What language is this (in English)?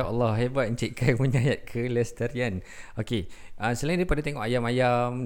Malay